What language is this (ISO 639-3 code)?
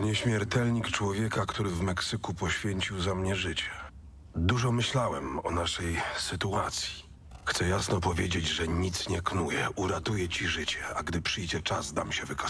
pol